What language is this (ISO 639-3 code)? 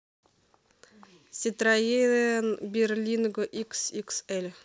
rus